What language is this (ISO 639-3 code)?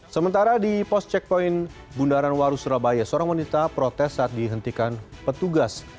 ind